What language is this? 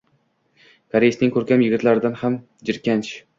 Uzbek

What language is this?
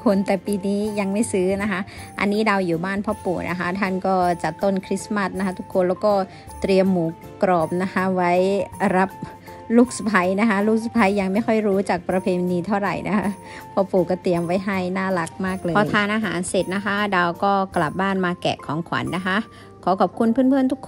Thai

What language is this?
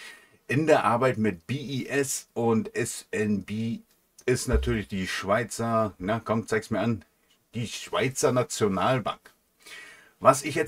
German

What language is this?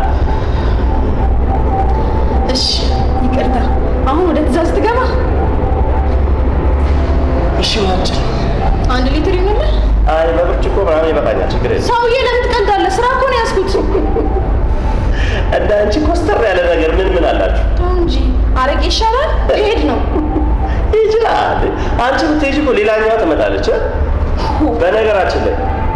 Amharic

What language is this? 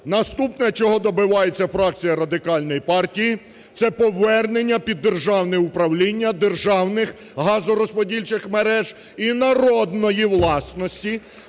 Ukrainian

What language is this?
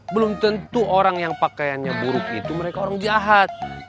Indonesian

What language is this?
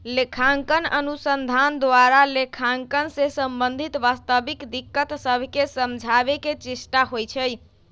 Magahi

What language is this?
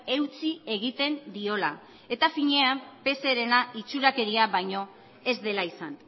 Basque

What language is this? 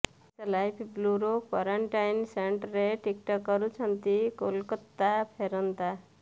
Odia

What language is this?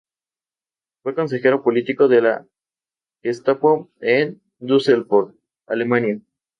Spanish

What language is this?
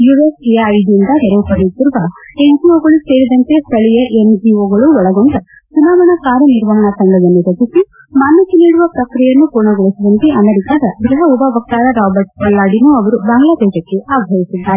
Kannada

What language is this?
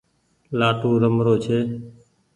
Goaria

